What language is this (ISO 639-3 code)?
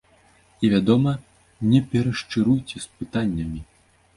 bel